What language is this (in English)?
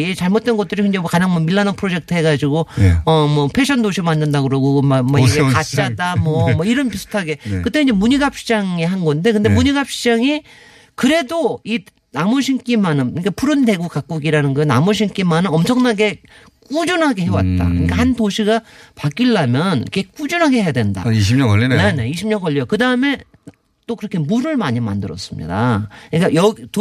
Korean